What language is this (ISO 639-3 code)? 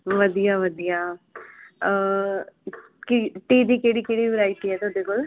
pan